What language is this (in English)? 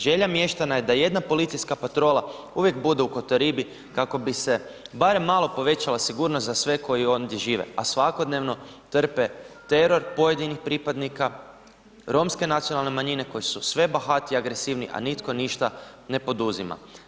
Croatian